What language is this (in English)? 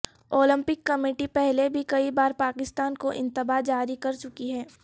Urdu